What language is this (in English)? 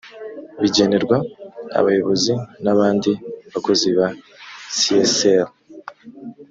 Kinyarwanda